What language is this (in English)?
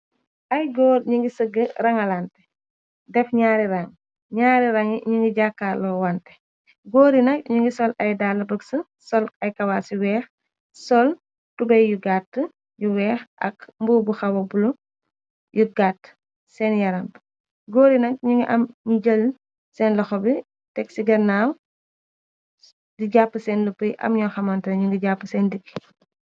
Wolof